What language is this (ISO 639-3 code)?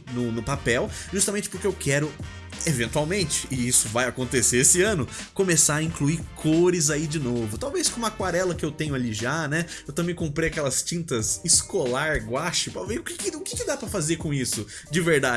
por